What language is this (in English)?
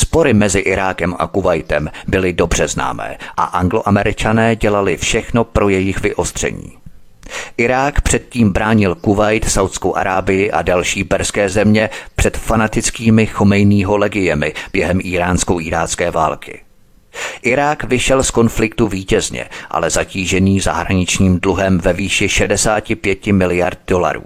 Czech